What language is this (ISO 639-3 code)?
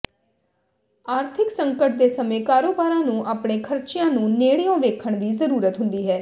pan